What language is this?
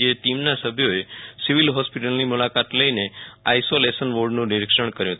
Gujarati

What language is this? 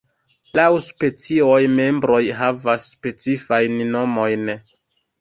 Esperanto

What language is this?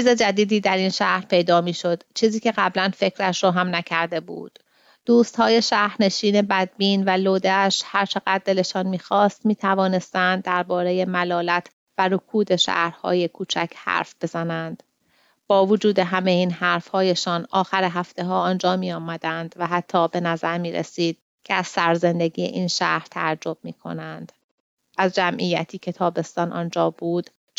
Persian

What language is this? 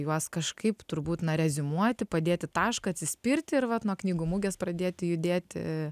Lithuanian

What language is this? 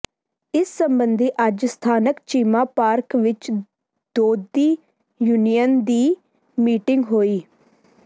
Punjabi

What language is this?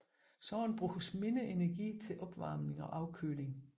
Danish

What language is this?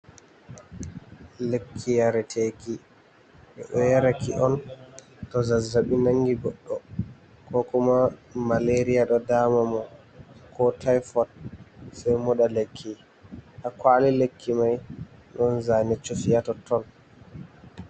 Fula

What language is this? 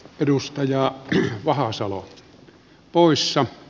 Finnish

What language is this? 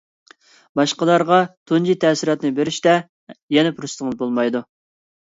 Uyghur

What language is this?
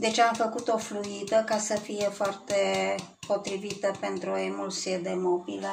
Romanian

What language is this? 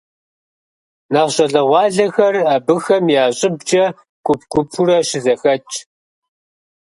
Kabardian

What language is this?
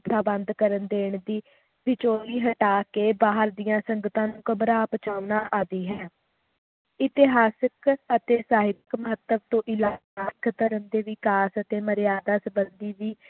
Punjabi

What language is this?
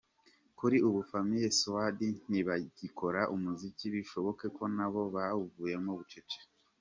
Kinyarwanda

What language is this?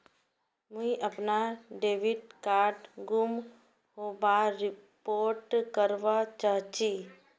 Magahi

